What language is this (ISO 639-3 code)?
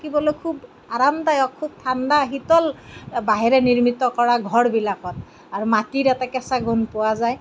asm